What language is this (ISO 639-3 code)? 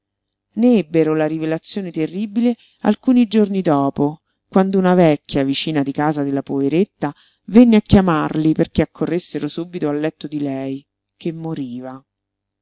ita